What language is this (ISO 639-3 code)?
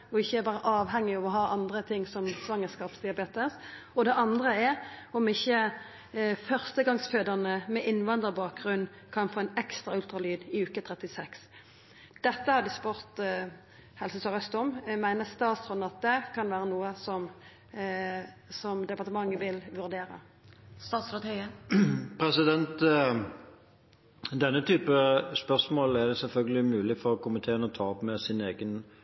nor